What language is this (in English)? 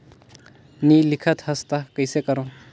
Chhattisgarhi